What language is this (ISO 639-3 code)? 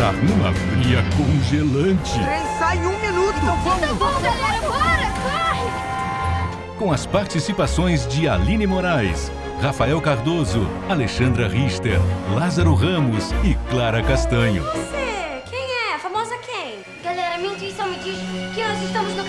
por